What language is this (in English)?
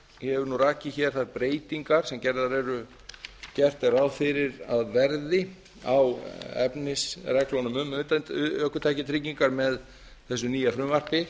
Icelandic